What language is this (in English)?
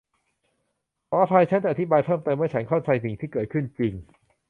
Thai